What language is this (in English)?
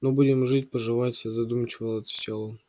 Russian